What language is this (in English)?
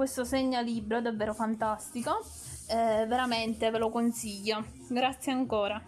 Italian